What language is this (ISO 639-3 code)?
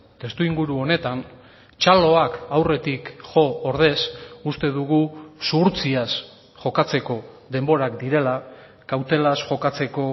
eus